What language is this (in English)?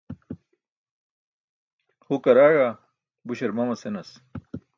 Burushaski